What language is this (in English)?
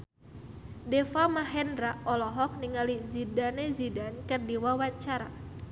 Sundanese